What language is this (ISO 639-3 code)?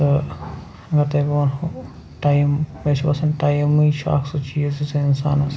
kas